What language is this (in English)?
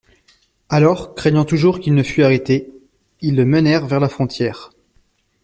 French